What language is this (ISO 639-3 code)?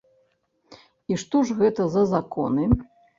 bel